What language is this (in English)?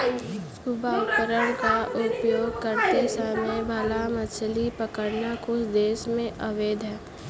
Hindi